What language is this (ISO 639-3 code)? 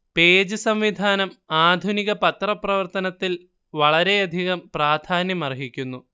mal